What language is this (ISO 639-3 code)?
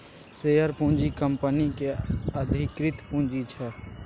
mai